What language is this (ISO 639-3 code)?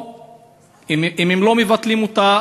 heb